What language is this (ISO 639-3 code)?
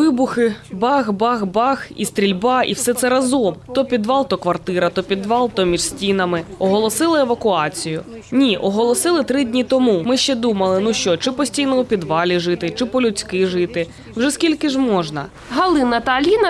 ukr